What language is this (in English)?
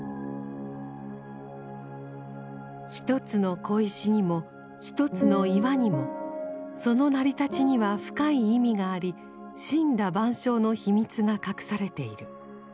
Japanese